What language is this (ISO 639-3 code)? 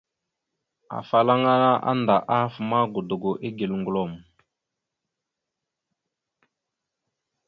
mxu